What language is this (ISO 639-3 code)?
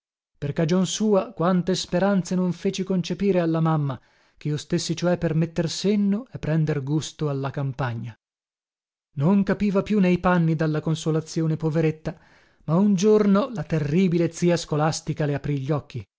ita